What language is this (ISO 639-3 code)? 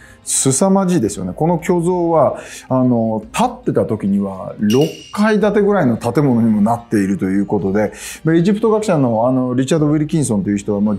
jpn